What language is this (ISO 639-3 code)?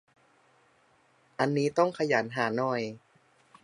tha